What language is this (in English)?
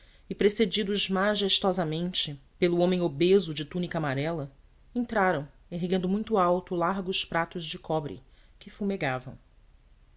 Portuguese